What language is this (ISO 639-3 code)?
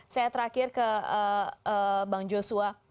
ind